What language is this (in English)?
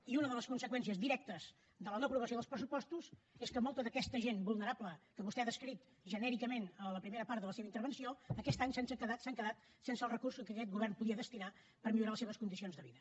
Catalan